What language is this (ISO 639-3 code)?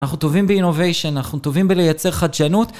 heb